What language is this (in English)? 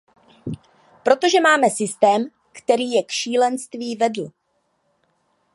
Czech